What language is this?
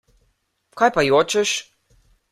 Slovenian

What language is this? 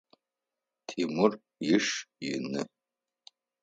Adyghe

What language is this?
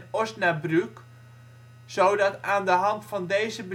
Dutch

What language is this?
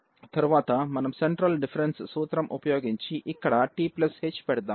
Telugu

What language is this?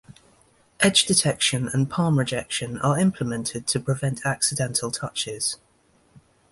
English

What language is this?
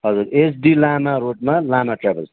Nepali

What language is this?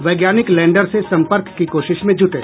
Hindi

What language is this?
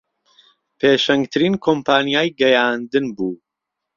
Central Kurdish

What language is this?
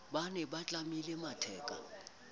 Southern Sotho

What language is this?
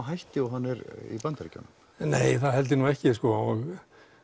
Icelandic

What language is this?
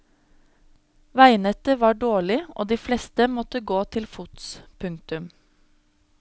Norwegian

